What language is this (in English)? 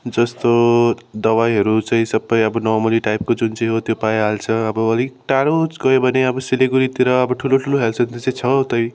Nepali